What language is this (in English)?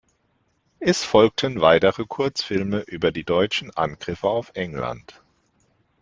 German